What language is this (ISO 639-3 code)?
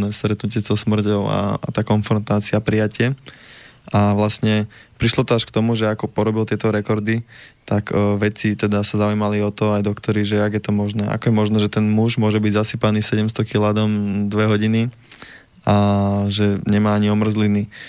slk